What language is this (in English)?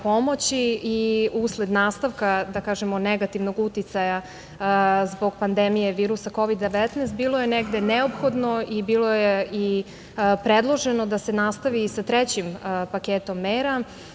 Serbian